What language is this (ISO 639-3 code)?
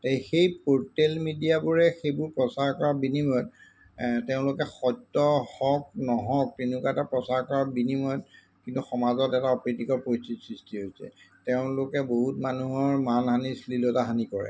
asm